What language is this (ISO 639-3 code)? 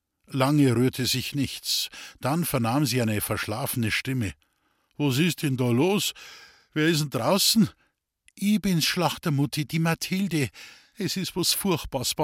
deu